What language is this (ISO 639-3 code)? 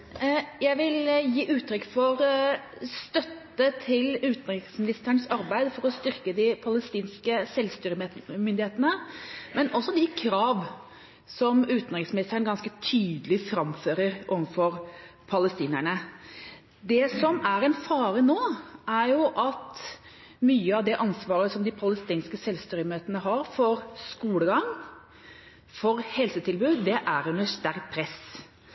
nor